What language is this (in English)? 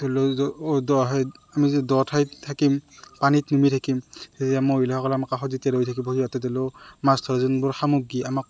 Assamese